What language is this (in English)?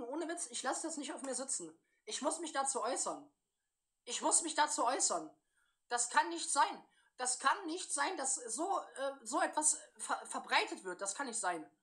German